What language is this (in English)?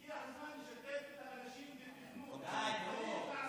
Hebrew